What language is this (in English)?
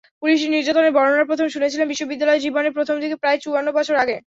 Bangla